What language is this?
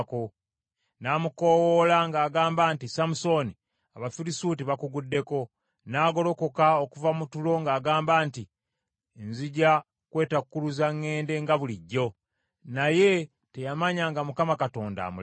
Ganda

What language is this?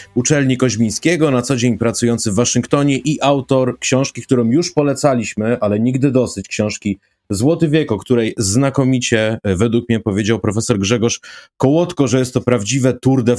Polish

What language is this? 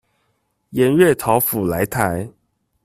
Chinese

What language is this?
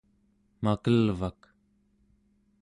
Central Yupik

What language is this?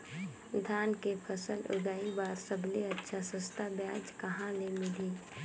Chhattisgarhi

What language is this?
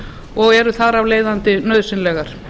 Icelandic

